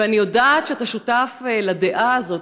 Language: Hebrew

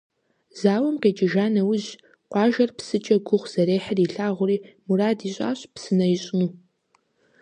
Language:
Kabardian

